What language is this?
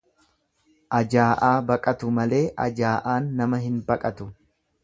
Oromo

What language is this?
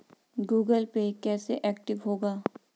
Hindi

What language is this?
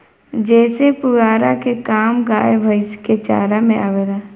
Bhojpuri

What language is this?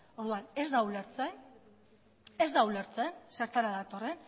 Basque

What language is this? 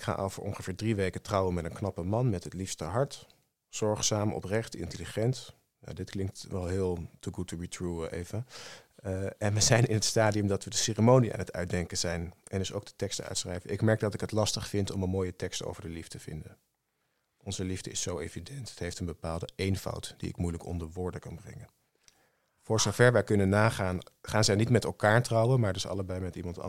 Dutch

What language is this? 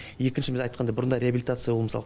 Kazakh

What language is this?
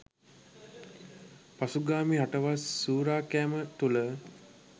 Sinhala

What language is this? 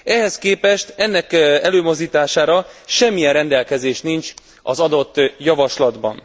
Hungarian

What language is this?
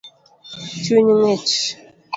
Luo (Kenya and Tanzania)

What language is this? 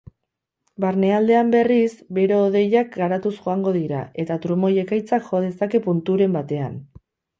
Basque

